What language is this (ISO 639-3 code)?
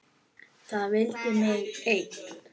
isl